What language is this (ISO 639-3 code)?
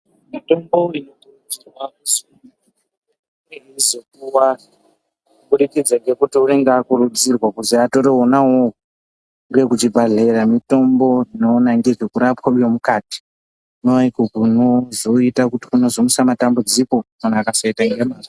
ndc